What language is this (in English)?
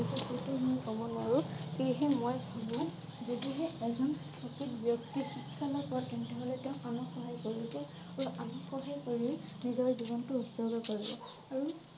Assamese